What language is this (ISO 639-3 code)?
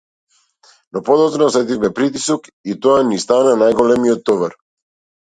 mkd